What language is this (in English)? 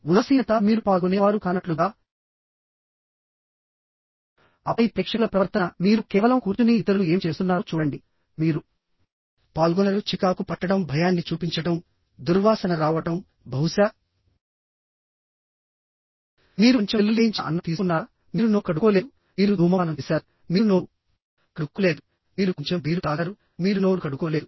Telugu